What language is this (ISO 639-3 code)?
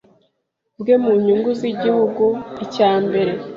kin